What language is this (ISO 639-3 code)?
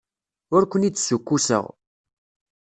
kab